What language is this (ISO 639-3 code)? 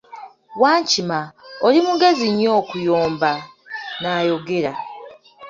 lug